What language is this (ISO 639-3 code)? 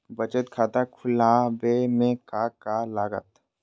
mag